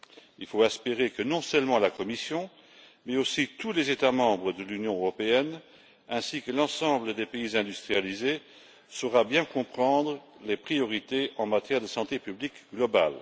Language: French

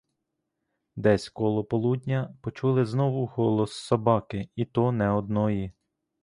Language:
Ukrainian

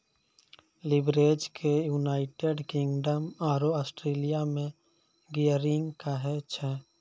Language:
Maithili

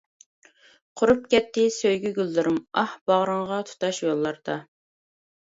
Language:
Uyghur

